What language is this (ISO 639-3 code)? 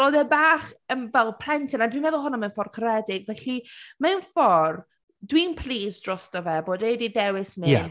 cym